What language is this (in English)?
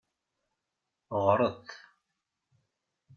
Kabyle